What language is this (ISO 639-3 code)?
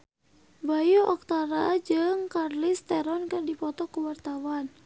sun